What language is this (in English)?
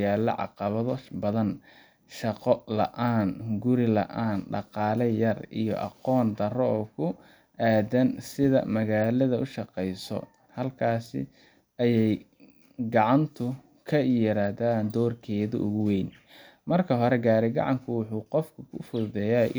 Somali